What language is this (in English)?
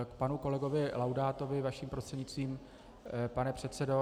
Czech